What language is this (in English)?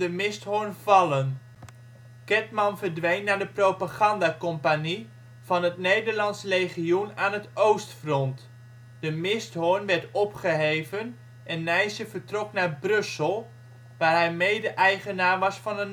Dutch